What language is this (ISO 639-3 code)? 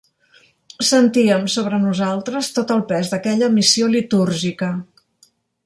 cat